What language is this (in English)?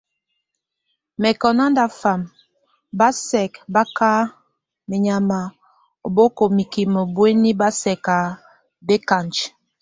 Tunen